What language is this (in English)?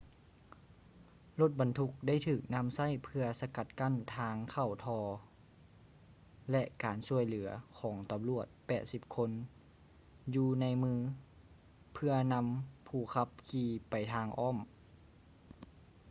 Lao